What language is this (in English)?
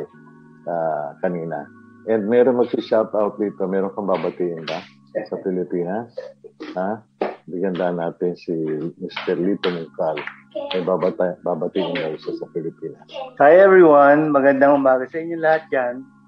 Filipino